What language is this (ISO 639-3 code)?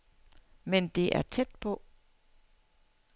dan